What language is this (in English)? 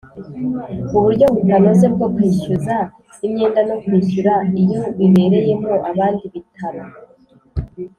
Kinyarwanda